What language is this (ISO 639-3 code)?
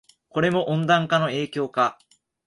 jpn